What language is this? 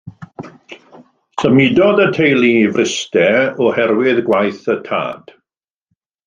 Welsh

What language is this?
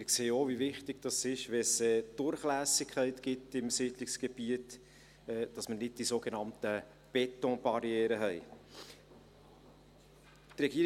Swiss German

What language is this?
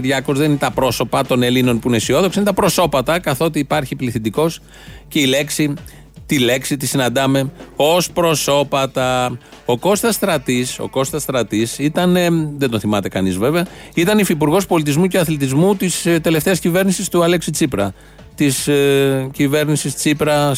Greek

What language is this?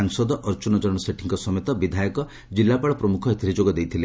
Odia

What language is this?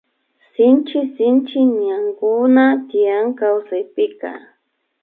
Imbabura Highland Quichua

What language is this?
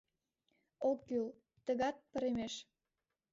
Mari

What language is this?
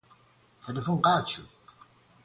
Persian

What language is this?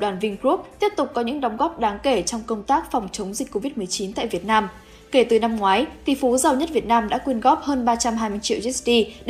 Vietnamese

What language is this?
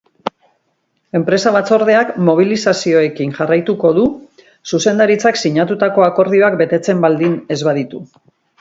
Basque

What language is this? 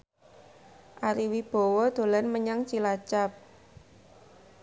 Javanese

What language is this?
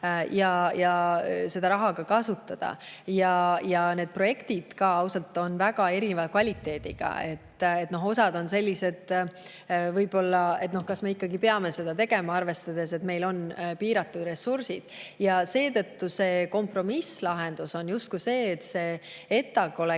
Estonian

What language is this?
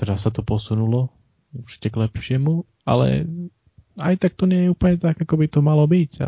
Slovak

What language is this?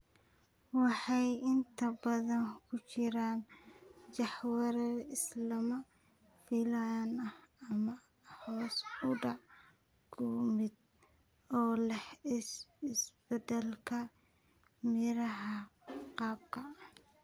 Somali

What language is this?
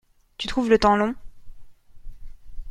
French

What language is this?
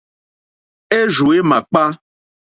Mokpwe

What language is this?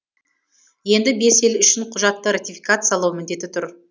Kazakh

